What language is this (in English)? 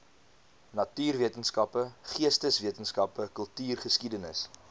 Afrikaans